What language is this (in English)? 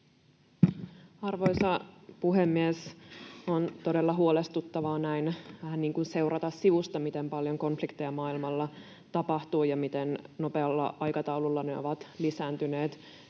Finnish